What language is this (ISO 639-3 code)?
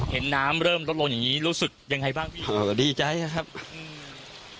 tha